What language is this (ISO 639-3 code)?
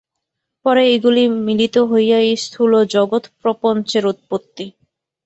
ben